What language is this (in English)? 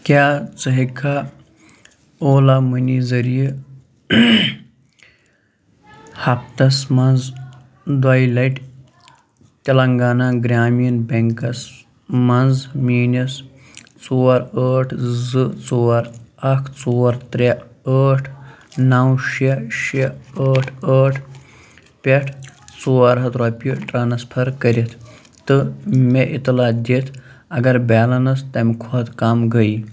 Kashmiri